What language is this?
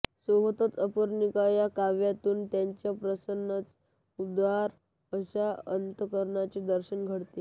Marathi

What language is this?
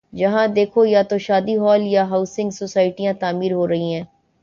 Urdu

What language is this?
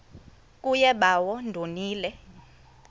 Xhosa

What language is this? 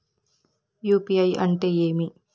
Telugu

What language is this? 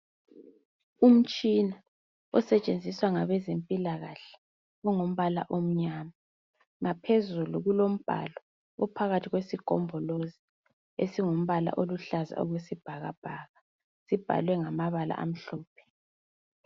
North Ndebele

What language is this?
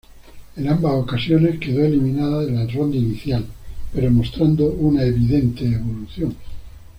Spanish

